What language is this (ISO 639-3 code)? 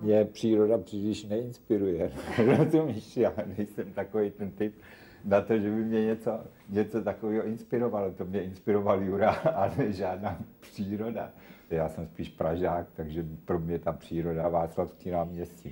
ces